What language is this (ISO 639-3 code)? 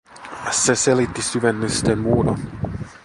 fin